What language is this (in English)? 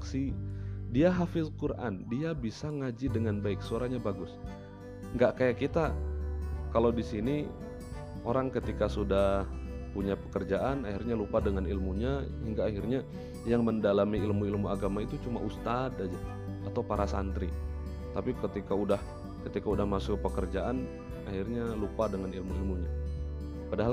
Indonesian